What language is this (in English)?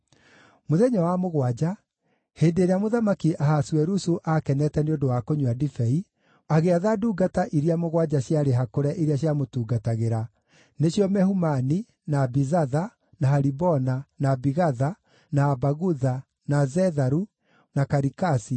Kikuyu